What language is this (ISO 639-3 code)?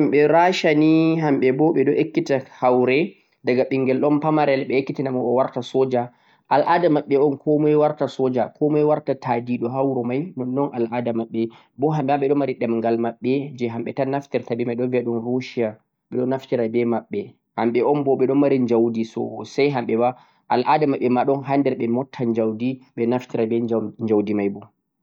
fuq